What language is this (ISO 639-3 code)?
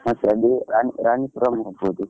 kan